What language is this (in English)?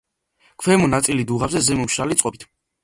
Georgian